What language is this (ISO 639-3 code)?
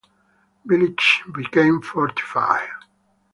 eng